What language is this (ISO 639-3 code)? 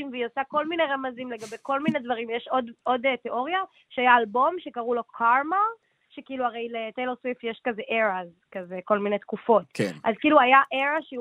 heb